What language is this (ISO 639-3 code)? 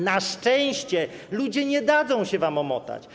pol